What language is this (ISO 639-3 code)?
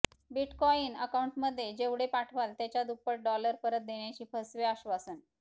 mar